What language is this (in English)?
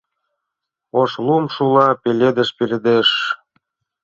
Mari